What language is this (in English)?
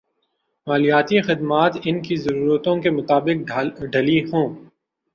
Urdu